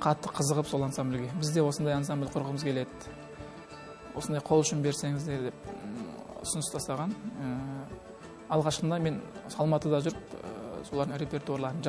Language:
Turkish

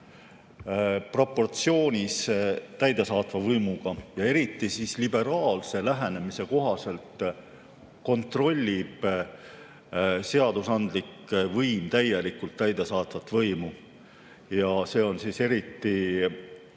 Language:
Estonian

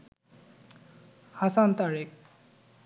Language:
Bangla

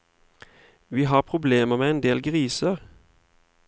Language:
Norwegian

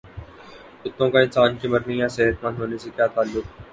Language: Urdu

